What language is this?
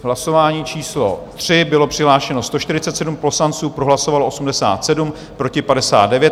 Czech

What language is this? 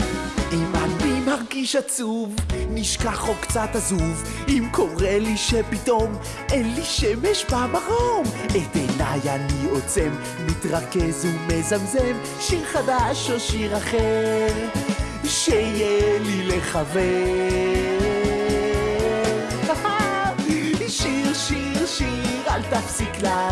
Hebrew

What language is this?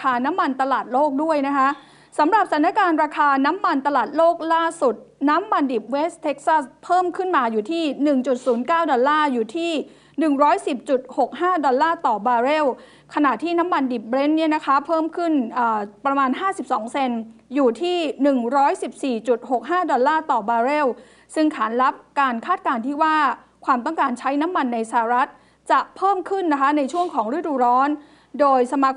Thai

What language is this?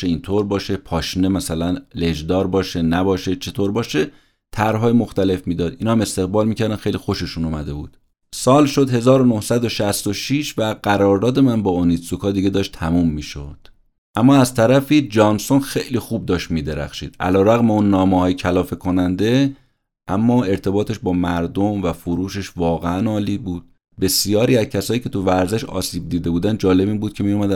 Persian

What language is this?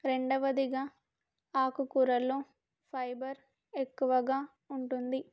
Telugu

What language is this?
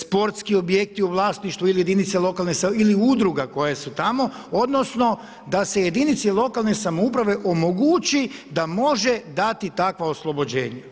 Croatian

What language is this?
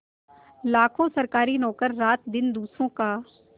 Hindi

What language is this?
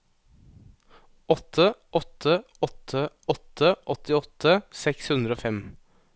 Norwegian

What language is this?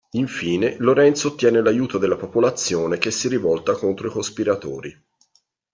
Italian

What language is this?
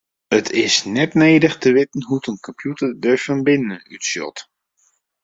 Western Frisian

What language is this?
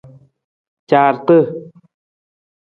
Nawdm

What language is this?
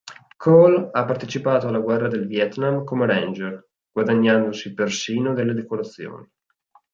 Italian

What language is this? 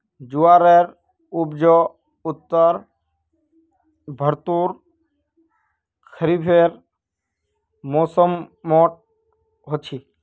Magahi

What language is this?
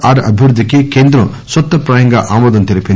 Telugu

